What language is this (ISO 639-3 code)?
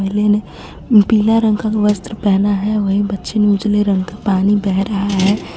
hin